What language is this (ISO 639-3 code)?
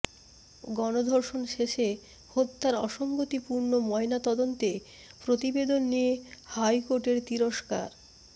ben